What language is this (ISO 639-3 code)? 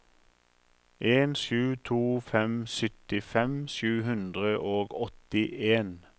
nor